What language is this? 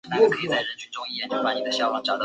Chinese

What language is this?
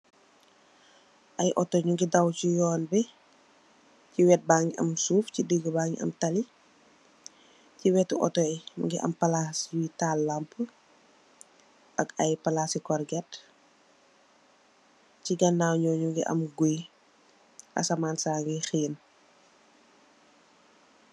Wolof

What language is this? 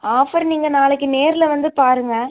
Tamil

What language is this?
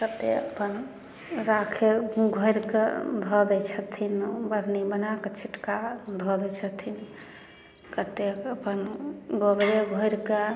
Maithili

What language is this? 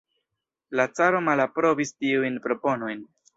Esperanto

